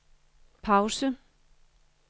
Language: Danish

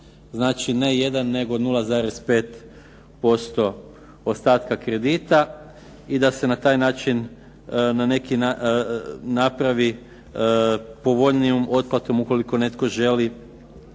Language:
Croatian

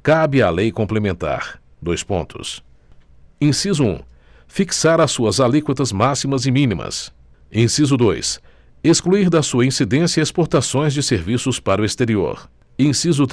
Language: Portuguese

